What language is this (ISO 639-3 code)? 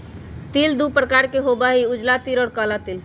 mag